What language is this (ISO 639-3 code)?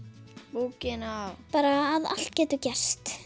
isl